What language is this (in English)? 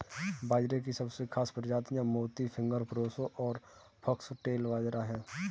Hindi